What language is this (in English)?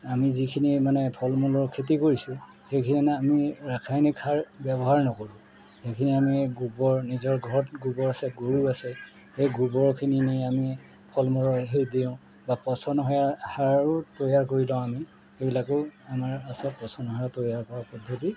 Assamese